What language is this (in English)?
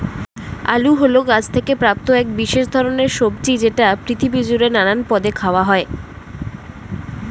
Bangla